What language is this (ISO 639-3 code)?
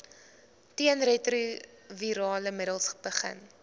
afr